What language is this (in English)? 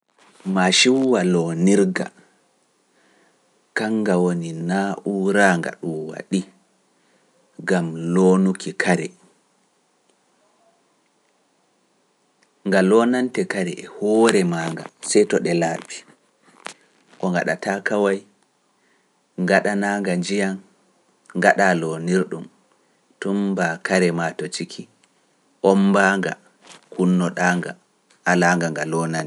Pular